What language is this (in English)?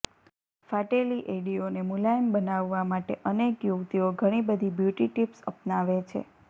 Gujarati